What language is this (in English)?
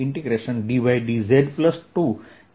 Gujarati